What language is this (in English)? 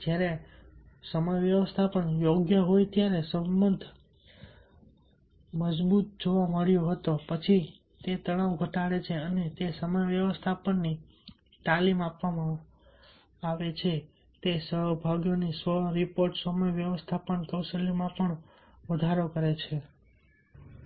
Gujarati